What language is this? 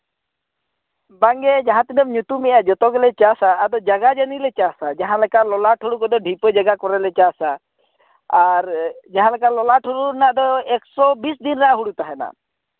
Santali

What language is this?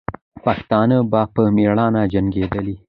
Pashto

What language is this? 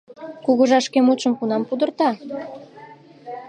Mari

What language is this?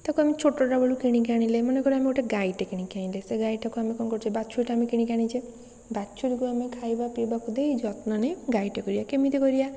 Odia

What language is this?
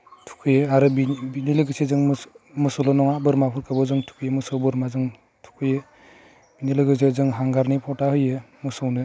Bodo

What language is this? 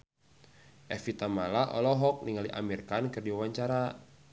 Sundanese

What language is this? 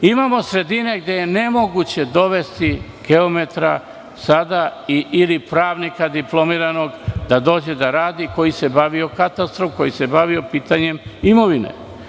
Serbian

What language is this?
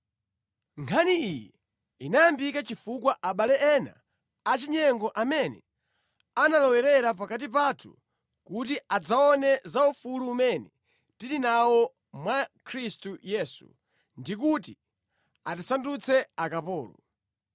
Nyanja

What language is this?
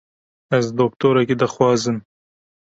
Kurdish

